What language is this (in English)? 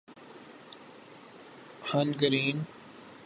Urdu